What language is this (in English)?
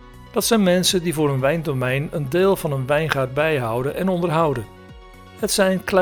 Dutch